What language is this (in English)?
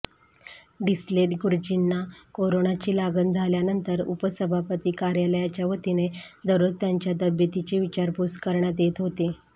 Marathi